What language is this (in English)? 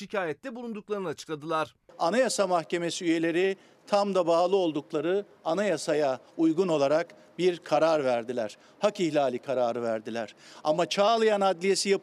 Turkish